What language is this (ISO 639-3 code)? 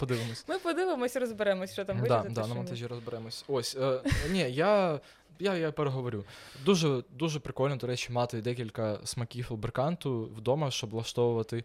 ukr